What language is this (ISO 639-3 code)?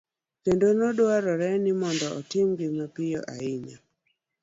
luo